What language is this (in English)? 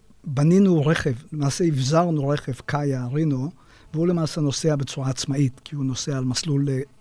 Hebrew